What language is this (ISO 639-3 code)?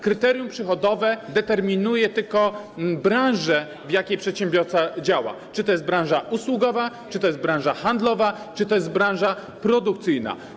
pol